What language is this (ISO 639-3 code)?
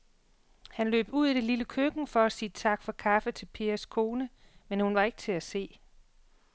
dan